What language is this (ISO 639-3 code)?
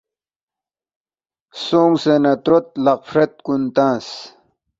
bft